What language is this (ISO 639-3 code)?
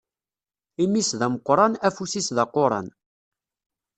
kab